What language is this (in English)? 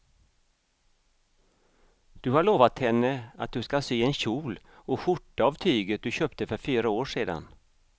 Swedish